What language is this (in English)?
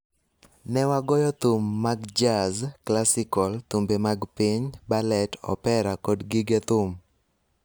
Luo (Kenya and Tanzania)